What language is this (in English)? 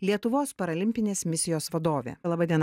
Lithuanian